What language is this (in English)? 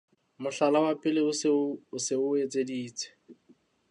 Southern Sotho